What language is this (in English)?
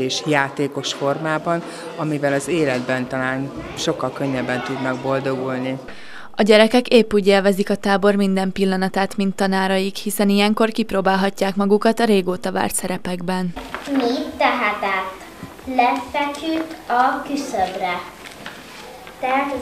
Hungarian